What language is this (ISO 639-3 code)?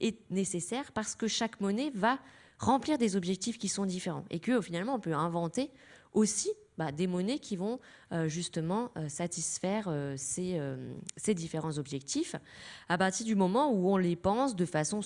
fra